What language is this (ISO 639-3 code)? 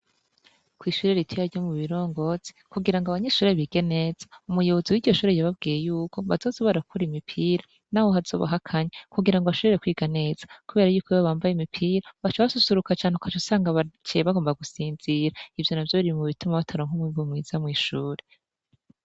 run